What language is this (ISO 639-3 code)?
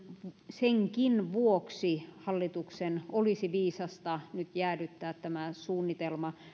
fin